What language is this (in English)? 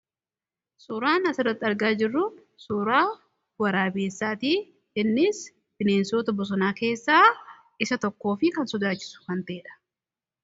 Oromo